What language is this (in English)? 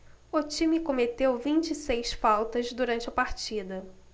Portuguese